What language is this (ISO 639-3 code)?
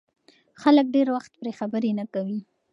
pus